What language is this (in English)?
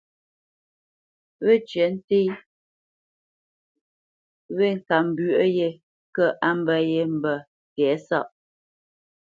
Bamenyam